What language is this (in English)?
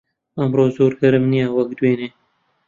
Central Kurdish